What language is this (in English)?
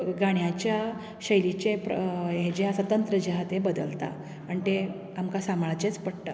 Konkani